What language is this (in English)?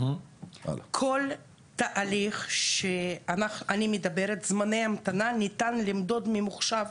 Hebrew